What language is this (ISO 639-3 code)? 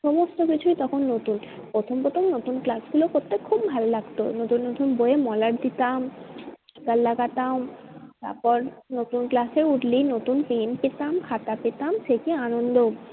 ben